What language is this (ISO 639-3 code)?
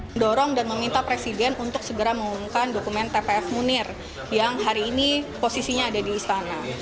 ind